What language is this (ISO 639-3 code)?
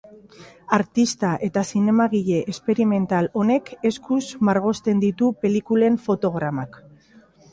eus